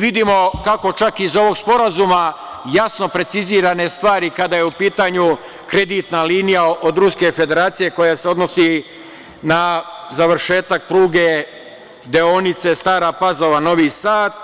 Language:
Serbian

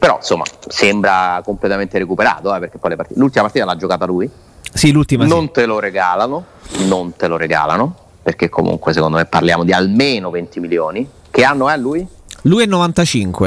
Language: Italian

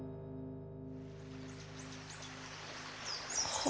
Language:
Japanese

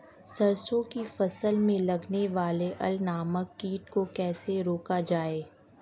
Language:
Hindi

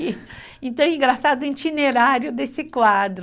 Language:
Portuguese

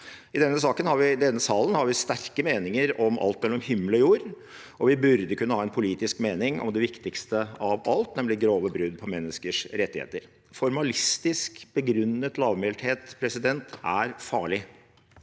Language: Norwegian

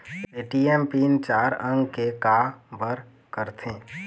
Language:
Chhattisgarhi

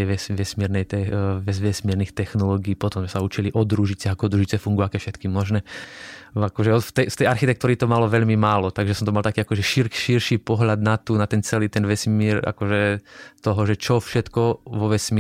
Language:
Slovak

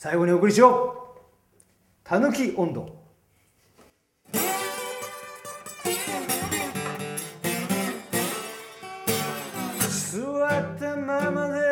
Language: Japanese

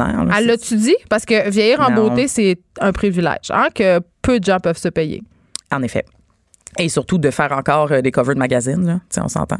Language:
French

